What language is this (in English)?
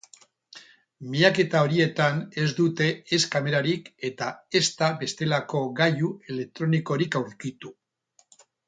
Basque